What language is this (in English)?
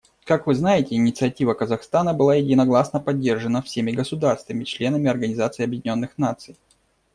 Russian